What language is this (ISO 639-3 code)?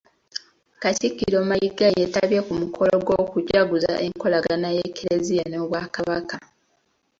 lug